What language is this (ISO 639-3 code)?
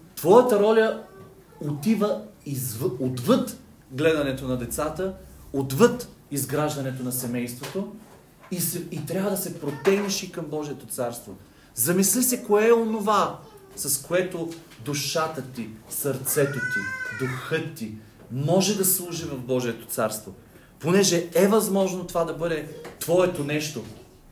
bul